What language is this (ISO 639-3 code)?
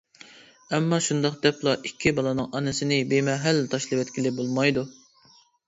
uig